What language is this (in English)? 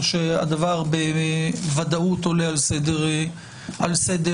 Hebrew